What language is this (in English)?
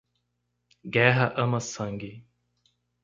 Portuguese